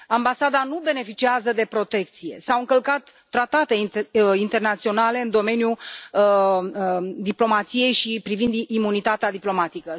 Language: Romanian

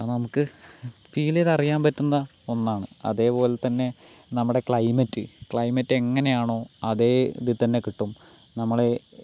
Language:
Malayalam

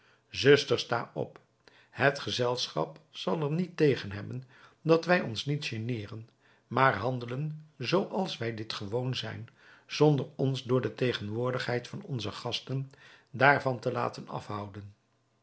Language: Dutch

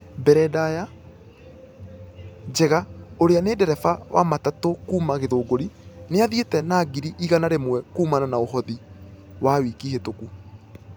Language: Kikuyu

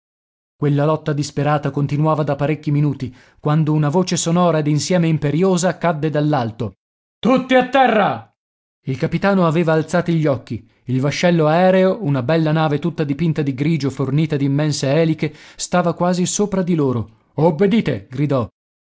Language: Italian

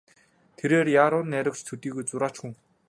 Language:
Mongolian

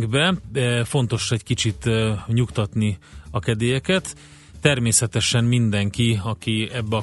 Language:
Hungarian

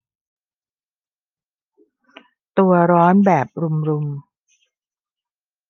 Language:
Thai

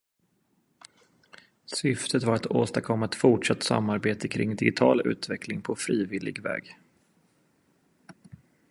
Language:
Swedish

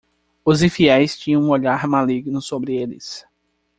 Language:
Portuguese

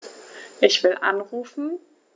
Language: German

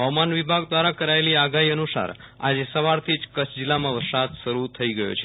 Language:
Gujarati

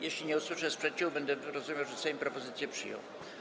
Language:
Polish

